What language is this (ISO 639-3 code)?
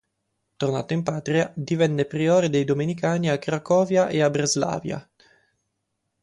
ita